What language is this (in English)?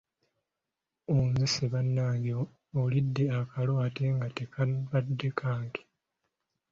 Ganda